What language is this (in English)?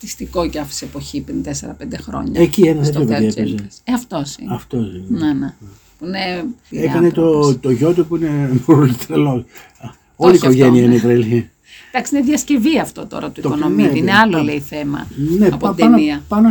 Greek